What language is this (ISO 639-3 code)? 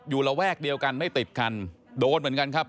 tha